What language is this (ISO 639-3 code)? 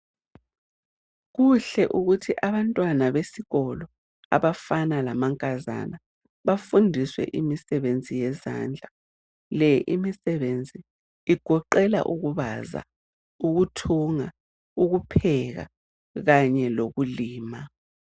nde